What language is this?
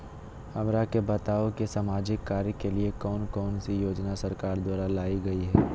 Magahi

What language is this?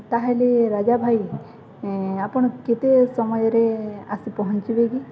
Odia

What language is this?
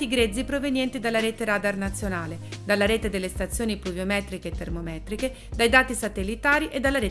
Italian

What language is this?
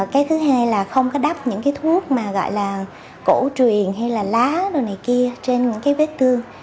Vietnamese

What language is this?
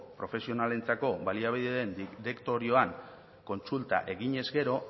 Basque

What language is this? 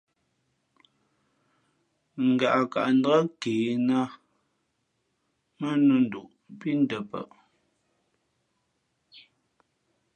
Fe'fe'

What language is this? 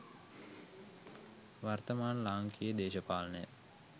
Sinhala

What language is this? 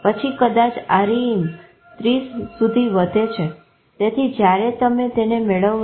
Gujarati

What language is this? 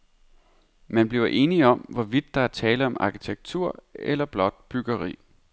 Danish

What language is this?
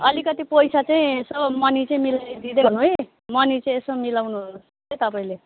Nepali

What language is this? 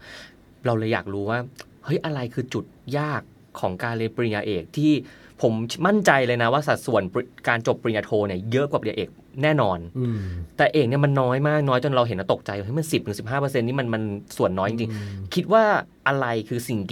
Thai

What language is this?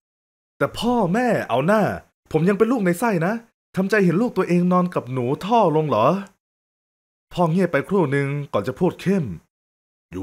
Thai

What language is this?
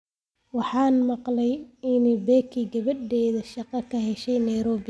Somali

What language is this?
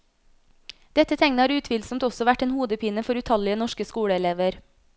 Norwegian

